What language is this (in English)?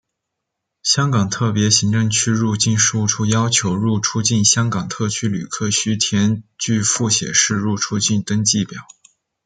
Chinese